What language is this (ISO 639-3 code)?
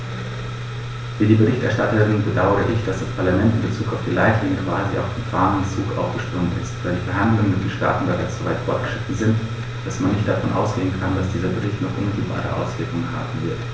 deu